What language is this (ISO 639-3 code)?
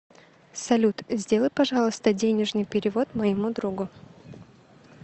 rus